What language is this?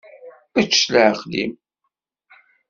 Kabyle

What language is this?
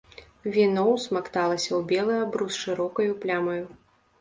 Belarusian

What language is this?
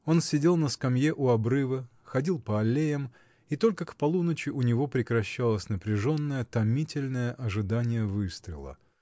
Russian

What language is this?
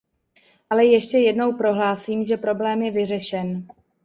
Czech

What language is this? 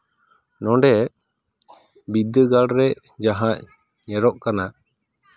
Santali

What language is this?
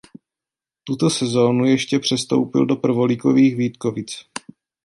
Czech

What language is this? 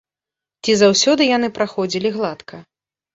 Belarusian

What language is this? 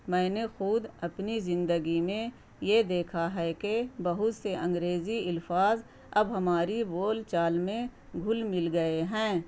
Urdu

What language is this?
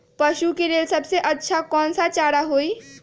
Magahi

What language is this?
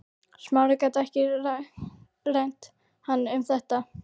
Icelandic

